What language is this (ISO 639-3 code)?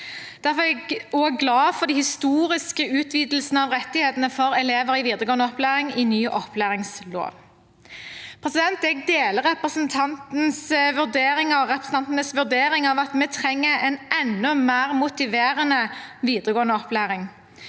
nor